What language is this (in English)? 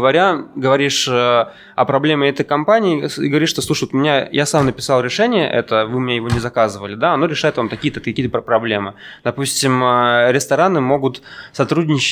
Russian